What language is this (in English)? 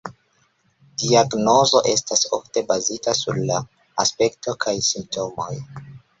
Esperanto